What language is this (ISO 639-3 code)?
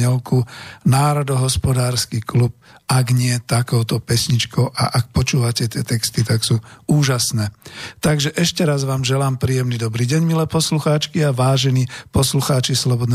slk